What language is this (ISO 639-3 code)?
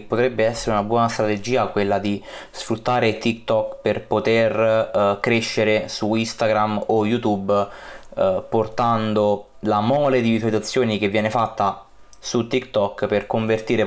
ita